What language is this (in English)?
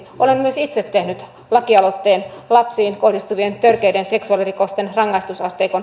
Finnish